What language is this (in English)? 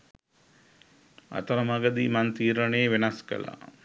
Sinhala